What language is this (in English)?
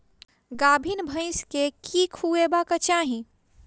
Maithili